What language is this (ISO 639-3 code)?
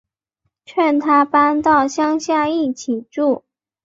zho